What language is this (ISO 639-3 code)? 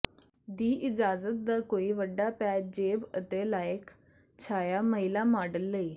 pan